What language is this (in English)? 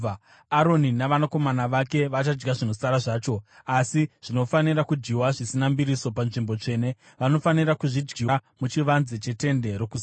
Shona